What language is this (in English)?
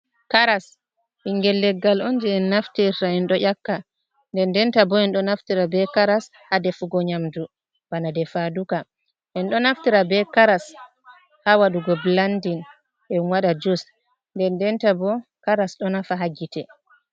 Fula